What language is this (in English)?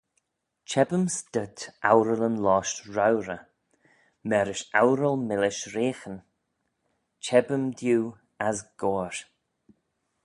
Manx